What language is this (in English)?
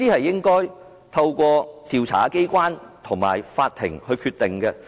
Cantonese